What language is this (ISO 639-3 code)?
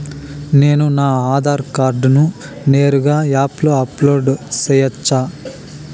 tel